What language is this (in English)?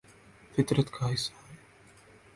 Urdu